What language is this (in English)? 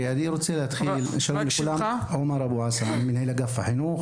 Hebrew